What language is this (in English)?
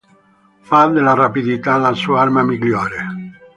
Italian